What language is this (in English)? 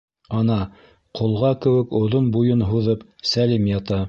Bashkir